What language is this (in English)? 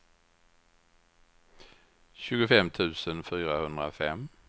Swedish